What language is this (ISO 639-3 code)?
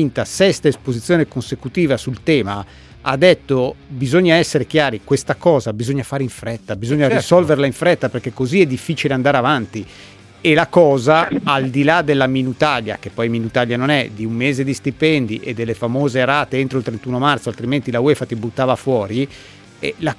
ita